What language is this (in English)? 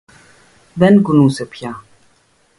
Greek